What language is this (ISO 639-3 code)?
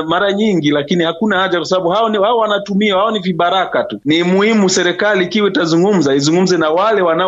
swa